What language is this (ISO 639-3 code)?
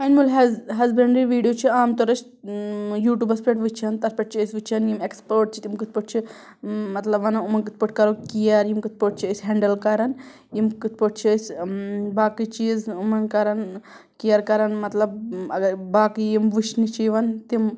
kas